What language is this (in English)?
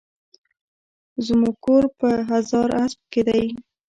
Pashto